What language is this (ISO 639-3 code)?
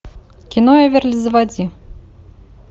rus